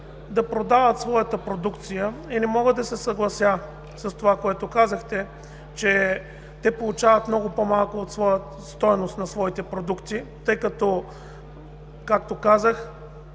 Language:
Bulgarian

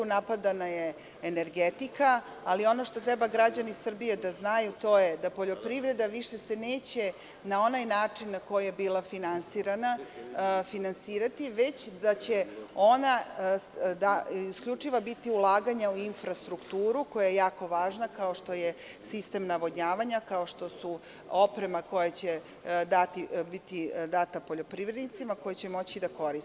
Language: Serbian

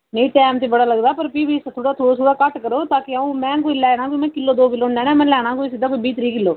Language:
Dogri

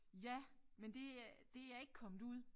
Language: Danish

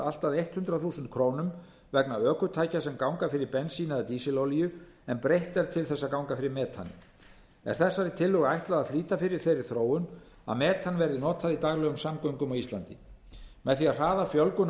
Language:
Icelandic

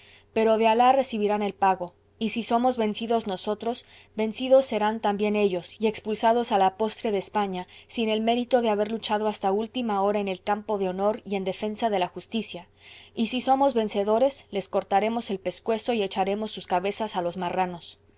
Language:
Spanish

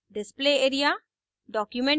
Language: Hindi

